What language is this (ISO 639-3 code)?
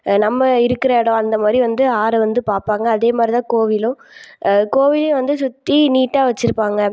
tam